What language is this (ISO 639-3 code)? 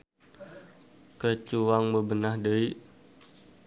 sun